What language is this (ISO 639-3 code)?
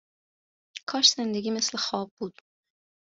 fas